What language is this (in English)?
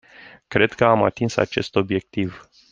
Romanian